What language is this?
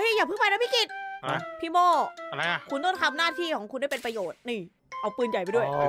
Thai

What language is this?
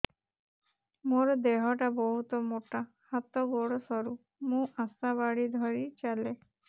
Odia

